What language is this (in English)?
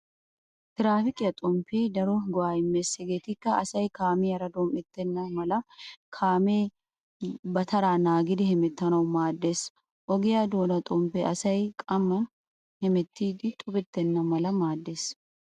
Wolaytta